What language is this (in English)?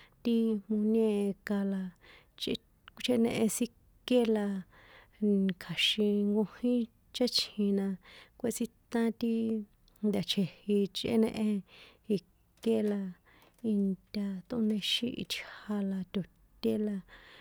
San Juan Atzingo Popoloca